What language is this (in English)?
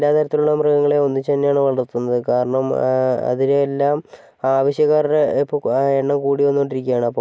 Malayalam